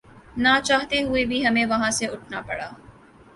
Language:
Urdu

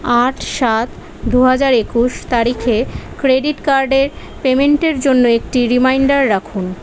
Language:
Bangla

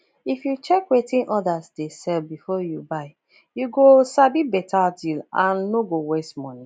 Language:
Nigerian Pidgin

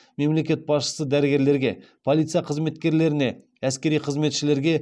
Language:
Kazakh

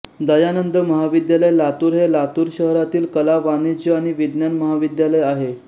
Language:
Marathi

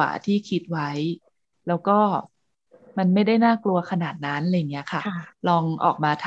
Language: Thai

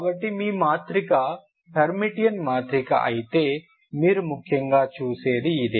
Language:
Telugu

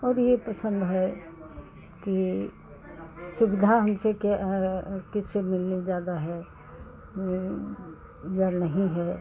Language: Hindi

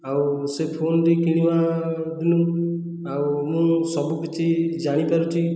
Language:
Odia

